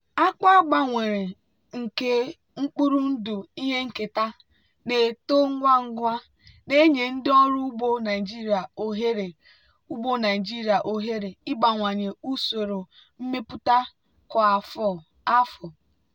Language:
Igbo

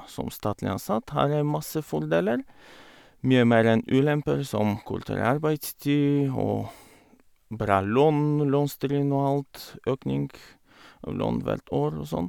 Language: Norwegian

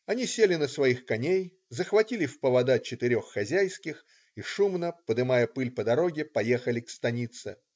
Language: Russian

